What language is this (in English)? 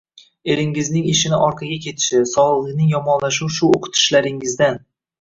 Uzbek